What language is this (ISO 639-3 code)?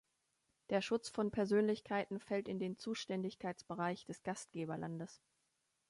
deu